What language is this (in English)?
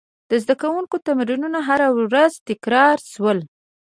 Pashto